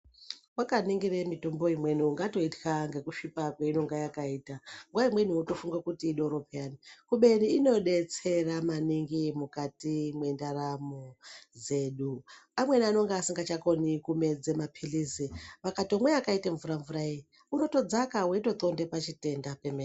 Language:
Ndau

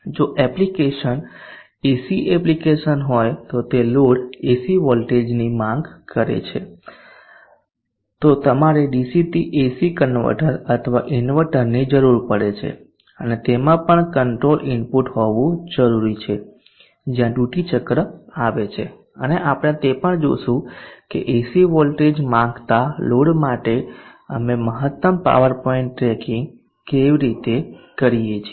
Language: Gujarati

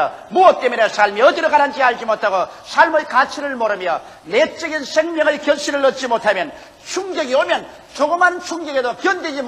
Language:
Korean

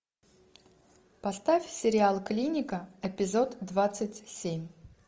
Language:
Russian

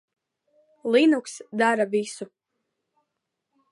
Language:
Latvian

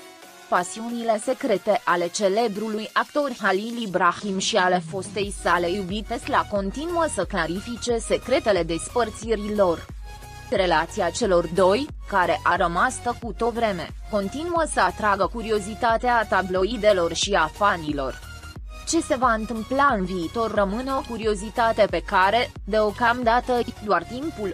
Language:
Romanian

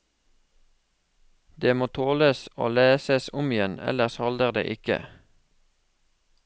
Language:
Norwegian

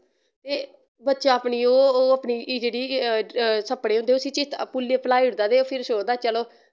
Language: Dogri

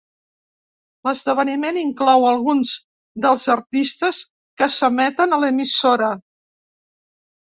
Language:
Catalan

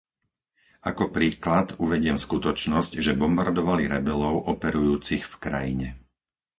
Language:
Slovak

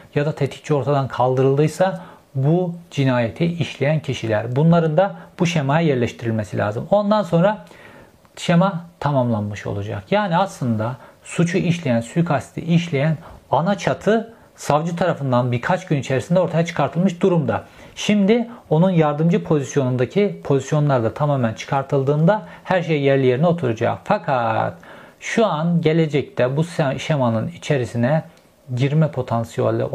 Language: Turkish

